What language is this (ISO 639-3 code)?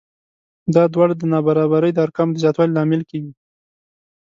pus